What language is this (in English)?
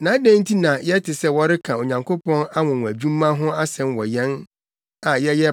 Akan